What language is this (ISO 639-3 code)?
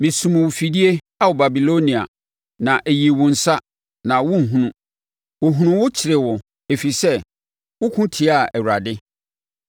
aka